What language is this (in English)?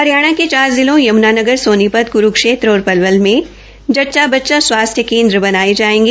Hindi